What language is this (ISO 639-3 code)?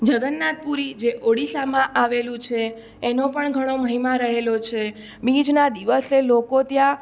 guj